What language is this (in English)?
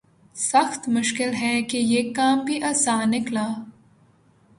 Urdu